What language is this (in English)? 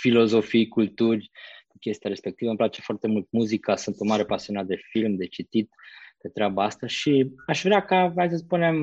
Romanian